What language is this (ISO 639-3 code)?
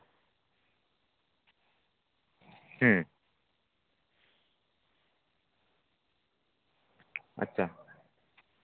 sat